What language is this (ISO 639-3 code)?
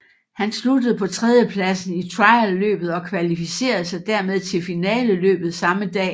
dan